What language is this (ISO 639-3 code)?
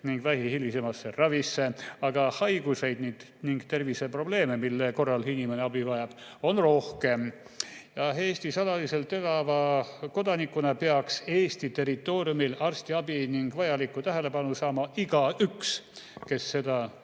est